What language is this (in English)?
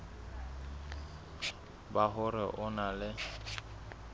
Southern Sotho